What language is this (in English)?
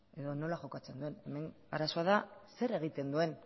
Basque